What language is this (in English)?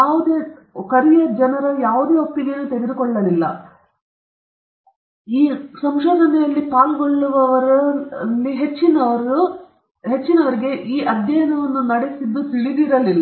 Kannada